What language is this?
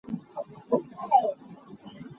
Hakha Chin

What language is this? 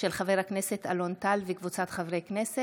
Hebrew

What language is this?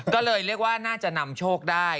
Thai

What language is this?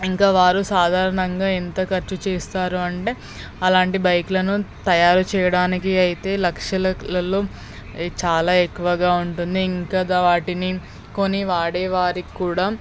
Telugu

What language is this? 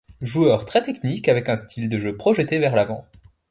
French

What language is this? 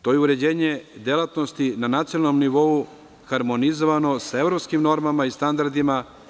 Serbian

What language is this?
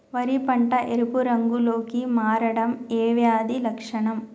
Telugu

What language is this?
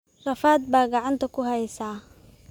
Somali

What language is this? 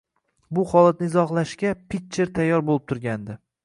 Uzbek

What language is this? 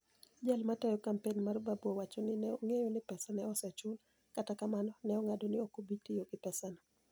Luo (Kenya and Tanzania)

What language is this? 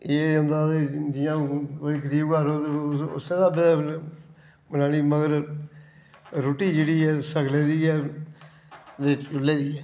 Dogri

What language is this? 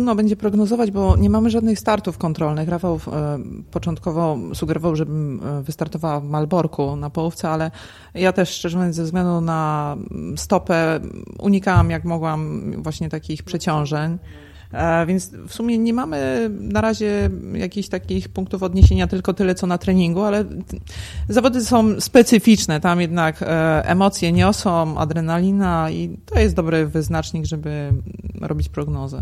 Polish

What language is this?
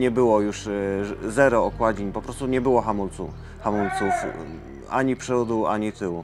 Polish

